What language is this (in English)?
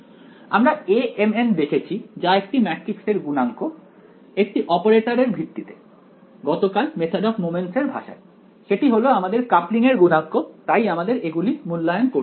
Bangla